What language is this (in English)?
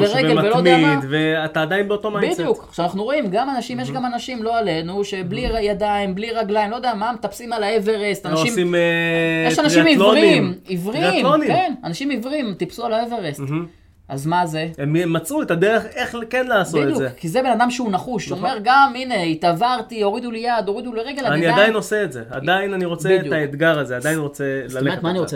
Hebrew